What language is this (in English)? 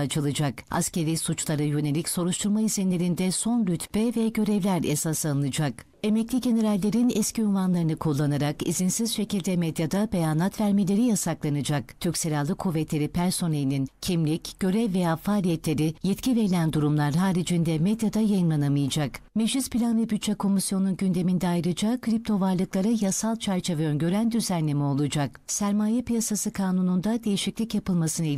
Turkish